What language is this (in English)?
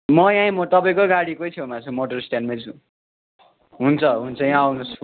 Nepali